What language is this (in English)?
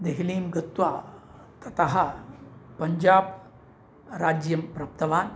Sanskrit